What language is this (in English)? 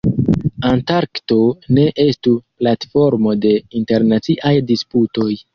Esperanto